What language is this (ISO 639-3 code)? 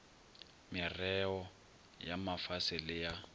nso